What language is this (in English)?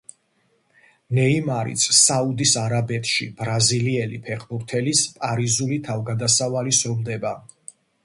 Georgian